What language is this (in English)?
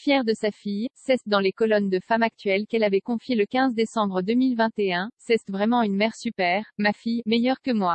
French